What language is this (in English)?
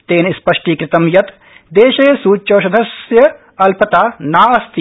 Sanskrit